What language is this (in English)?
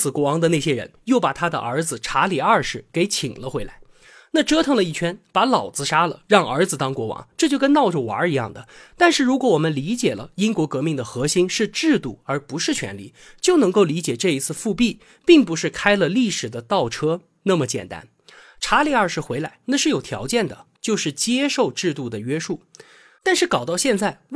Chinese